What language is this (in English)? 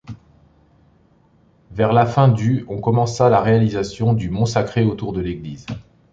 French